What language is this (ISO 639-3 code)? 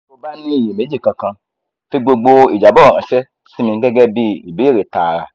yor